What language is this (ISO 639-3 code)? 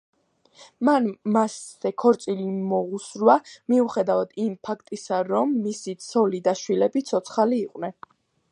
kat